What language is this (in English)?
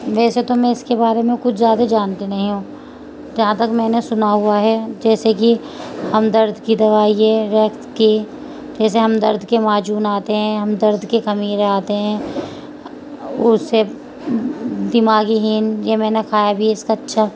Urdu